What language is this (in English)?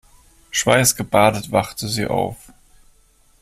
German